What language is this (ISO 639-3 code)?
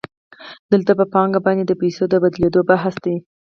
pus